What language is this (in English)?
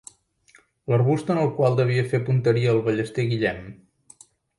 Catalan